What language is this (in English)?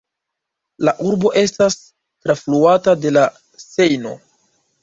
Esperanto